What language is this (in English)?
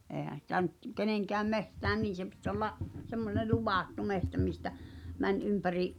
Finnish